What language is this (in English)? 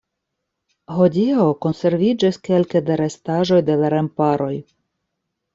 Esperanto